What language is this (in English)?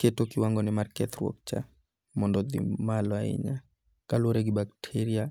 Luo (Kenya and Tanzania)